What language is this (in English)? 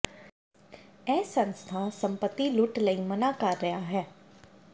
Punjabi